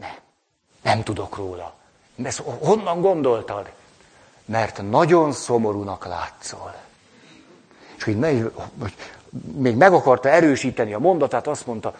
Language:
Hungarian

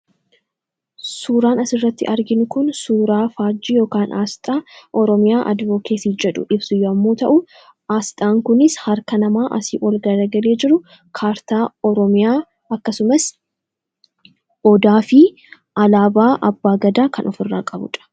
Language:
Oromo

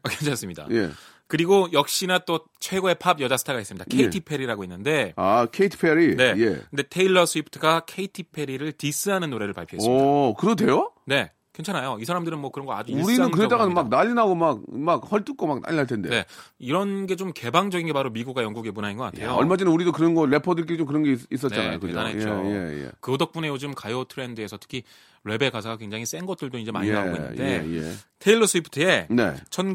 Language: Korean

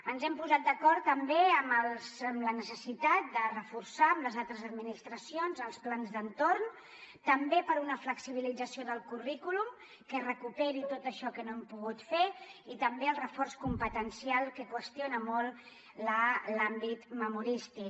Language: Catalan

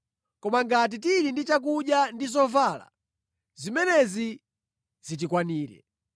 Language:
Nyanja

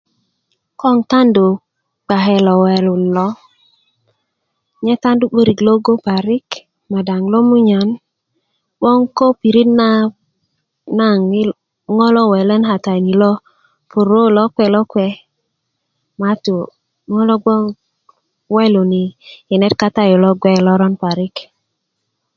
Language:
Kuku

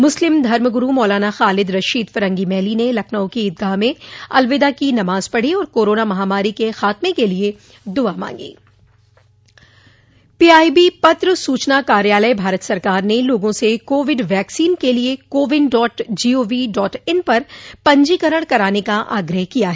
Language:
Hindi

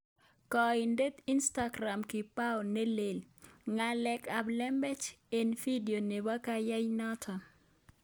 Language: Kalenjin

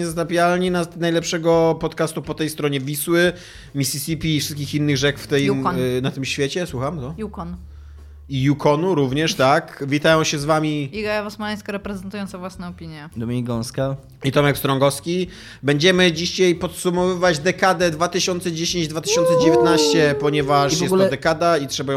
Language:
Polish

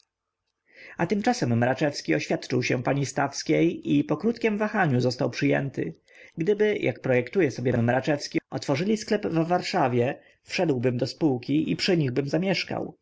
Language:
Polish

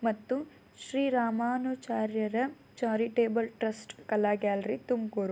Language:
Kannada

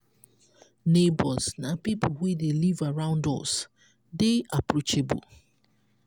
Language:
Nigerian Pidgin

